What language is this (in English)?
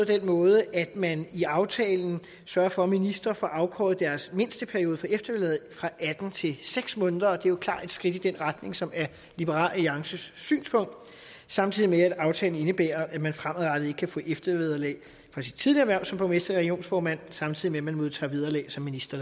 Danish